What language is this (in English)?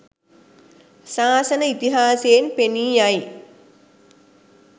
Sinhala